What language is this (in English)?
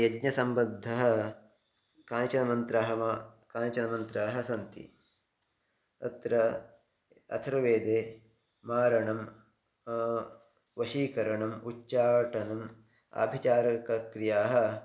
Sanskrit